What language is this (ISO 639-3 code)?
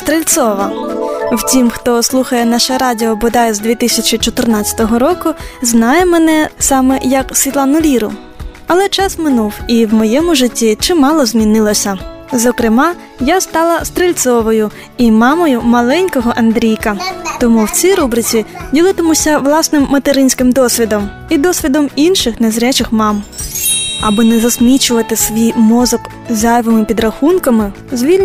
ukr